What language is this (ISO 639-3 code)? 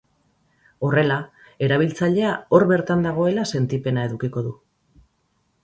eus